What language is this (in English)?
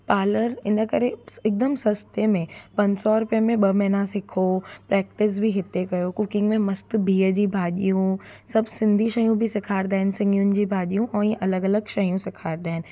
Sindhi